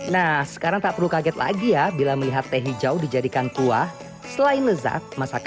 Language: Indonesian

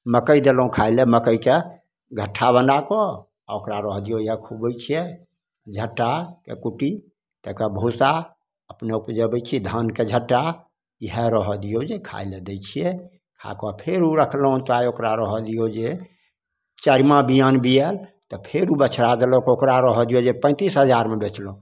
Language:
Maithili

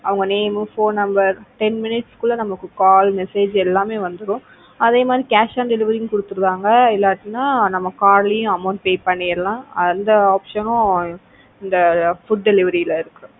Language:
Tamil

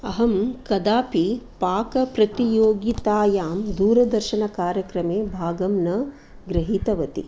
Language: Sanskrit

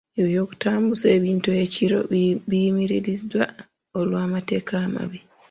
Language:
Ganda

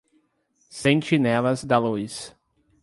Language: Portuguese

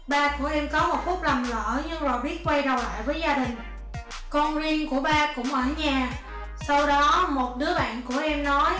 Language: Vietnamese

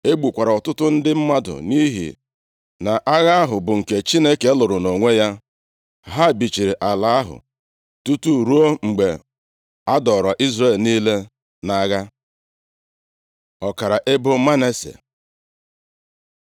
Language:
Igbo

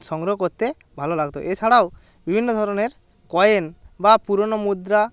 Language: Bangla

